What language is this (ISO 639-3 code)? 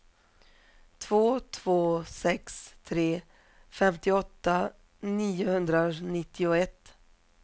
swe